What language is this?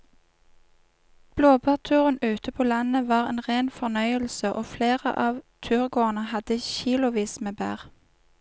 Norwegian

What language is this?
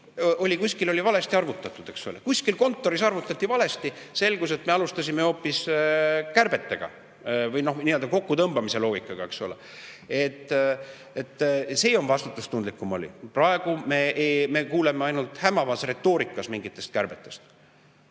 Estonian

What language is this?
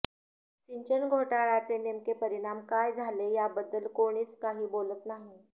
Marathi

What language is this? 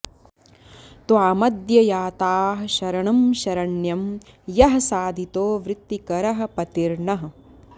Sanskrit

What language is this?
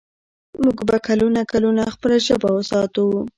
Pashto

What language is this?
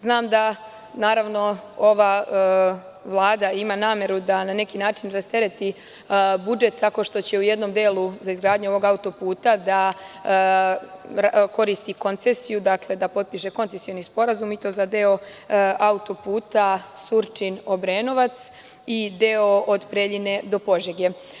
Serbian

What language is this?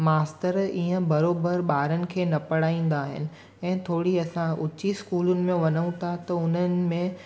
Sindhi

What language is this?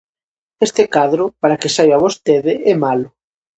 Galician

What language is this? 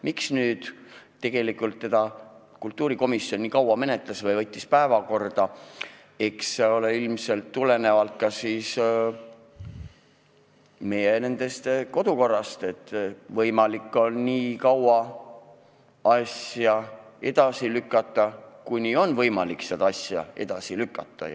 Estonian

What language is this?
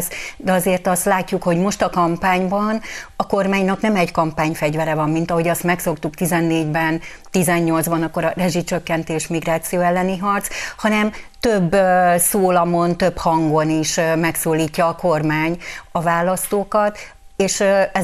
Hungarian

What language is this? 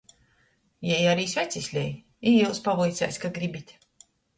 Latgalian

